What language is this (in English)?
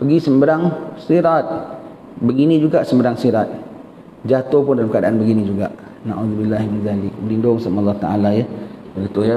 Malay